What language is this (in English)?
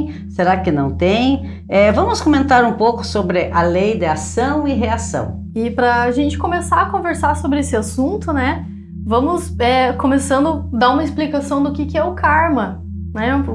Portuguese